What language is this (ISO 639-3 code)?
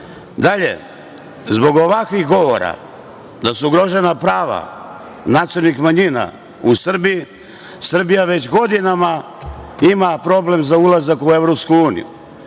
srp